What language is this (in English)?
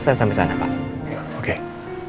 Indonesian